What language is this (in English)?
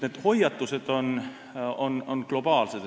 Estonian